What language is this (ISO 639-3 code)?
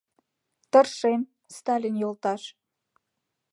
chm